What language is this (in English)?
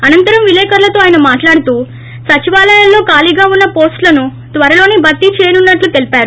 Telugu